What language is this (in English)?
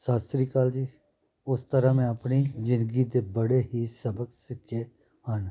Punjabi